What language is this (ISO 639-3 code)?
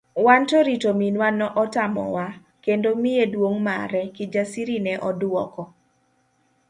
luo